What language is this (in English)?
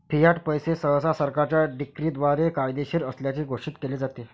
Marathi